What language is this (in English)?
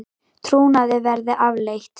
Icelandic